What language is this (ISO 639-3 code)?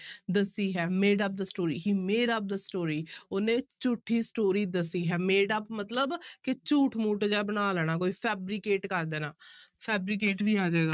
pan